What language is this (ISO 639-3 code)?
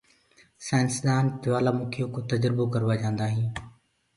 ggg